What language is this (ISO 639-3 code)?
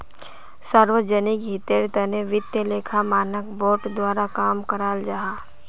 mag